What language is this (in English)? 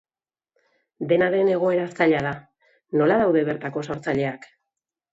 Basque